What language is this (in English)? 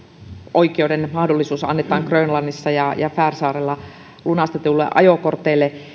Finnish